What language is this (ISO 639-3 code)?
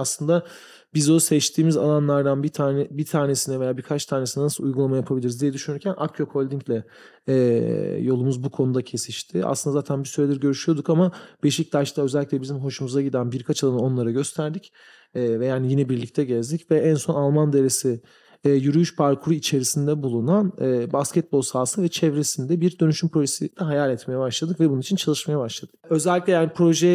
tur